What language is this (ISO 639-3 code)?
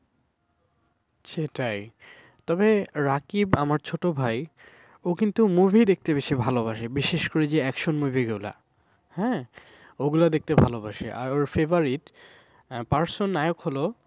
ben